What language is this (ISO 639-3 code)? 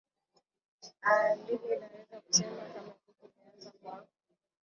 swa